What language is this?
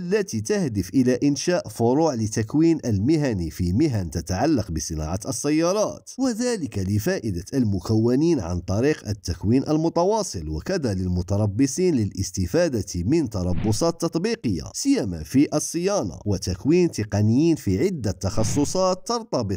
Arabic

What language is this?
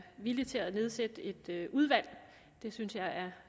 Danish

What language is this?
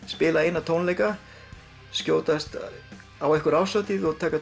Icelandic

